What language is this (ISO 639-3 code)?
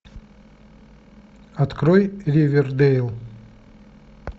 rus